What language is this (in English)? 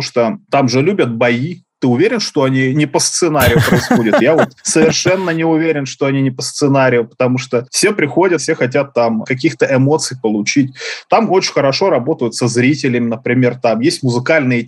Russian